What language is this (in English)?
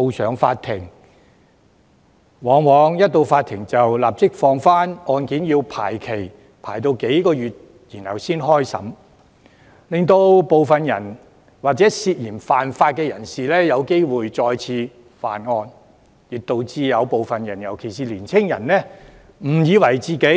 Cantonese